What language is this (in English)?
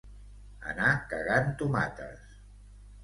Catalan